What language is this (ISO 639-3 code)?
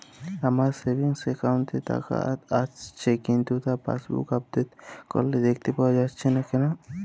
ben